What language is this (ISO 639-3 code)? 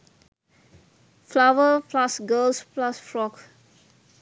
sin